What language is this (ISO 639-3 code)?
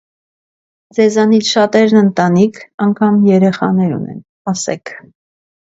hye